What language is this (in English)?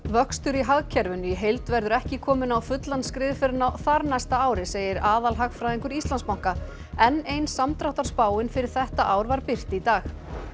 Icelandic